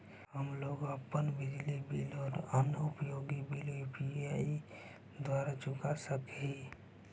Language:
Magahi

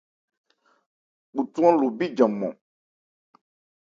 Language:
Ebrié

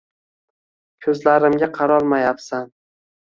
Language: Uzbek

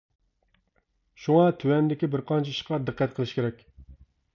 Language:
Uyghur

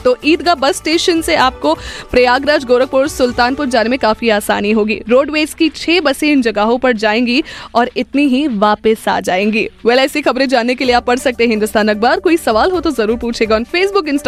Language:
Hindi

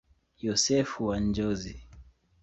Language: Swahili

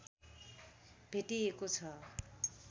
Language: Nepali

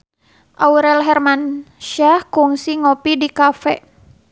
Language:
Sundanese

